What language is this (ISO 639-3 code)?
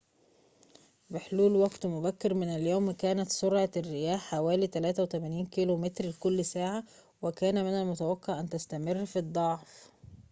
ara